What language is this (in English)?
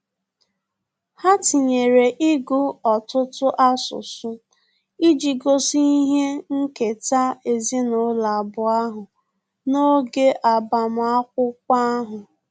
Igbo